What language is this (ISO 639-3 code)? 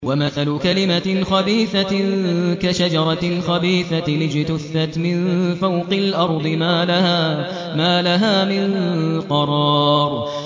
ara